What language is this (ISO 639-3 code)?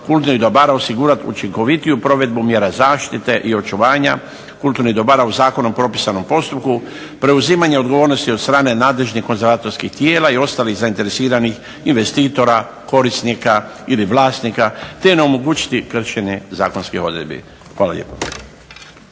hrv